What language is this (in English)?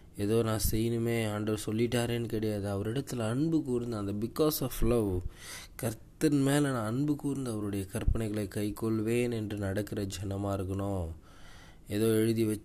Tamil